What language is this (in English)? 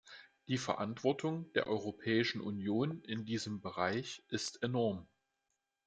German